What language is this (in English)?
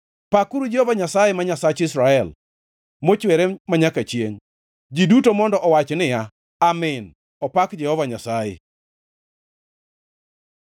Luo (Kenya and Tanzania)